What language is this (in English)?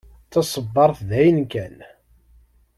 Kabyle